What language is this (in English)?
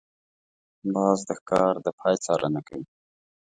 Pashto